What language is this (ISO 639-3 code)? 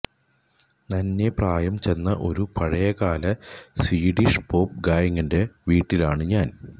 mal